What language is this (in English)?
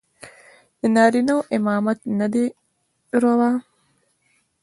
Pashto